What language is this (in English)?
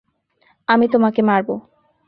Bangla